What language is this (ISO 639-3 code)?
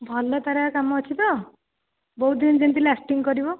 ori